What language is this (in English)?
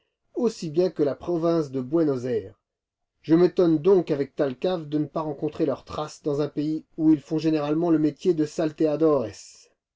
French